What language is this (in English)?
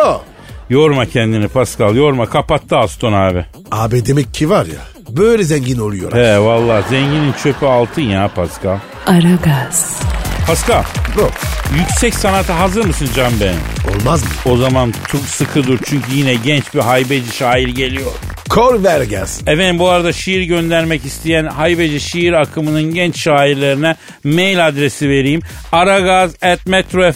Turkish